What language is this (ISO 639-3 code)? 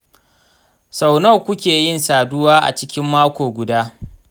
hau